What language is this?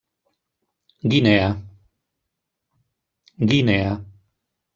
Catalan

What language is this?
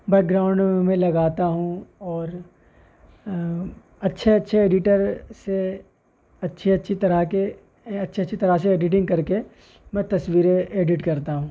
Urdu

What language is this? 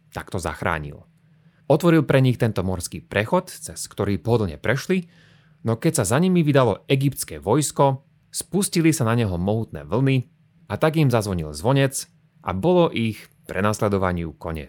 Slovak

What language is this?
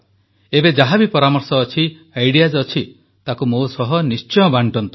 Odia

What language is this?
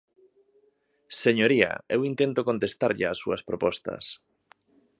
Galician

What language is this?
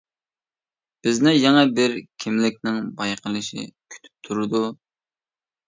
Uyghur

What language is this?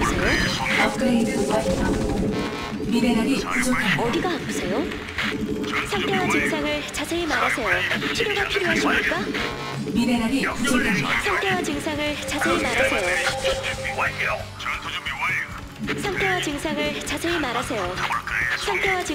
Korean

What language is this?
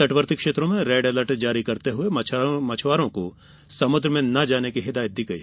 Hindi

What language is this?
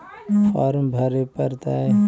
Magahi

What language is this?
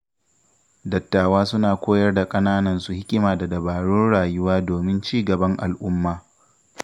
Hausa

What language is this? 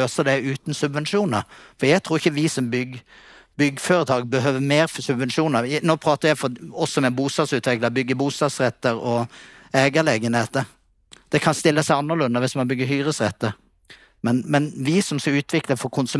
Swedish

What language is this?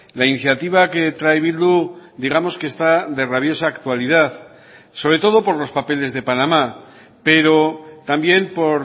Spanish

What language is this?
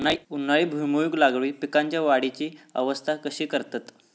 Marathi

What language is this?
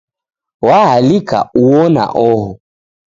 Taita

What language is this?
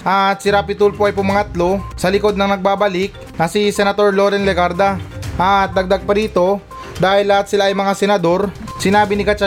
Filipino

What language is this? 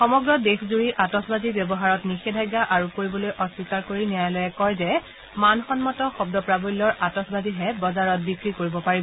Assamese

